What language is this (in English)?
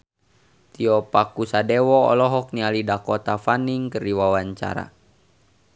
Sundanese